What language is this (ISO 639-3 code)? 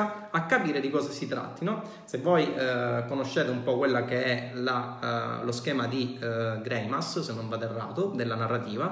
ita